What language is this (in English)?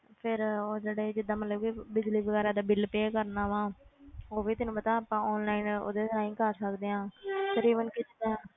Punjabi